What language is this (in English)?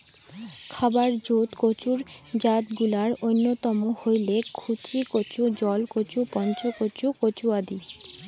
Bangla